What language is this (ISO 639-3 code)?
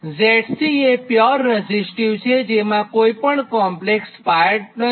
guj